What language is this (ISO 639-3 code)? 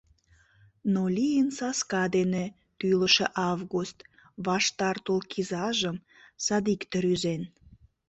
chm